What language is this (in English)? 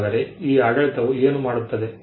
Kannada